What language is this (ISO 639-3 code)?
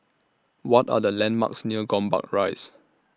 eng